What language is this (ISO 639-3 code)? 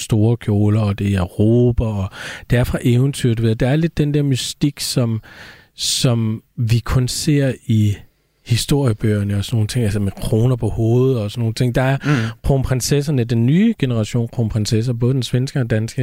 dan